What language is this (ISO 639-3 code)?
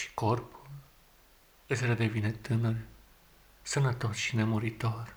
ron